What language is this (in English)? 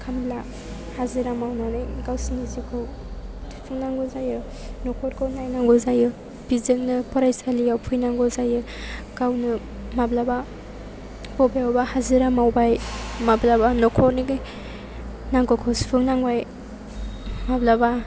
Bodo